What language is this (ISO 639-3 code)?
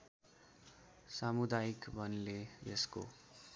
nep